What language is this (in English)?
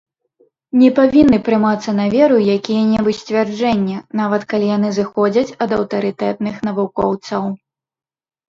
Belarusian